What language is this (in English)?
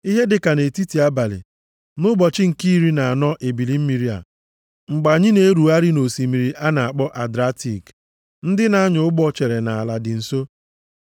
Igbo